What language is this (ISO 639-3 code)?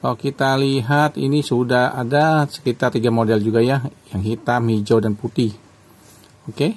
ind